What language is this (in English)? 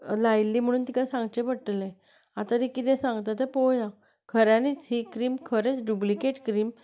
Konkani